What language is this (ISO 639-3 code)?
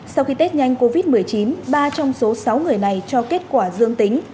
vie